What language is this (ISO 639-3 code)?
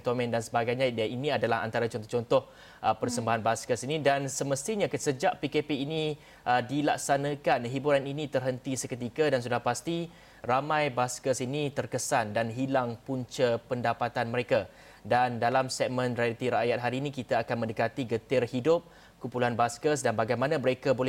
msa